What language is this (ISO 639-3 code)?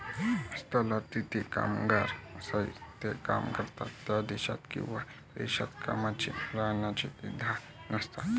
mar